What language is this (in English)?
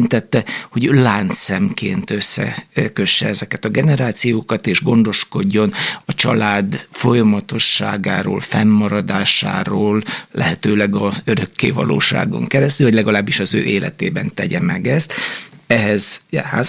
Hungarian